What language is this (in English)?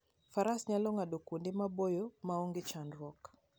Luo (Kenya and Tanzania)